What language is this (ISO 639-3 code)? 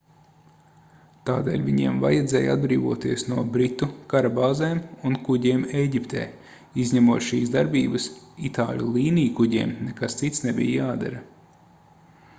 lav